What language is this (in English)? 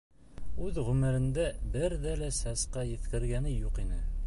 Bashkir